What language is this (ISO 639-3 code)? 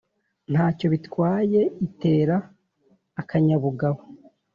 kin